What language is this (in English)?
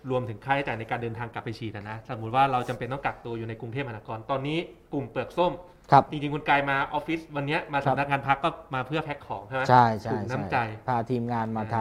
Thai